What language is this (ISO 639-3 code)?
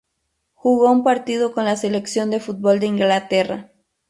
spa